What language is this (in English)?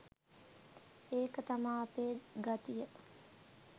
Sinhala